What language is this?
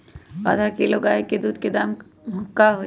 Magahi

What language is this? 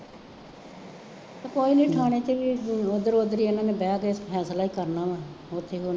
Punjabi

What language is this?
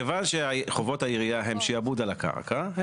Hebrew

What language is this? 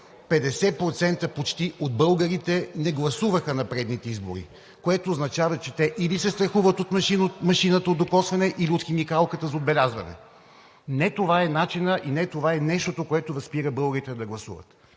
Bulgarian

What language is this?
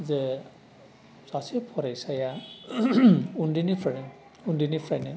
Bodo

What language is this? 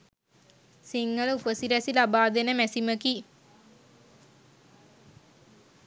Sinhala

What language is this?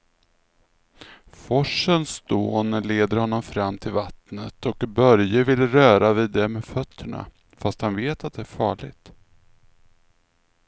Swedish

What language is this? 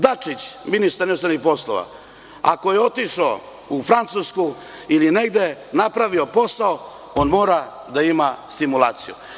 Serbian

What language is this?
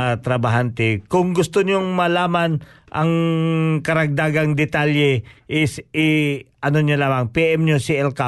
Filipino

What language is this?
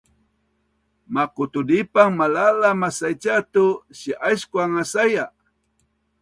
Bunun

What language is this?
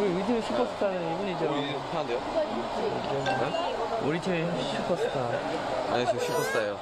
Korean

